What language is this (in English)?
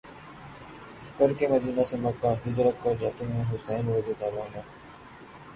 Urdu